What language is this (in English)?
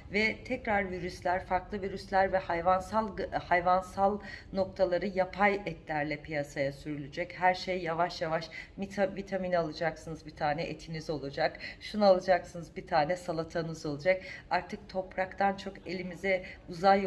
Turkish